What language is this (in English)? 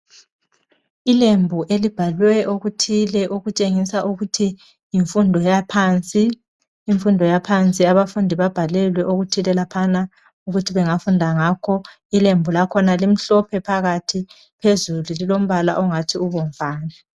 North Ndebele